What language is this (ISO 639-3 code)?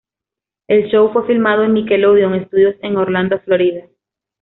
spa